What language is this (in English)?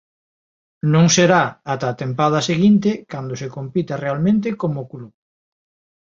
Galician